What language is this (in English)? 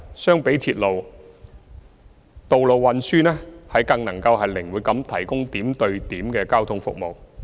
Cantonese